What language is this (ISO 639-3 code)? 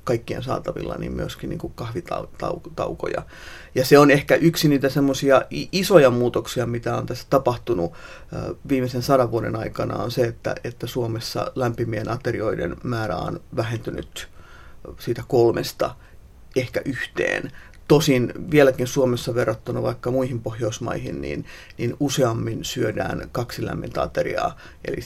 fin